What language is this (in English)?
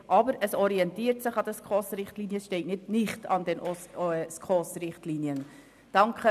Swiss German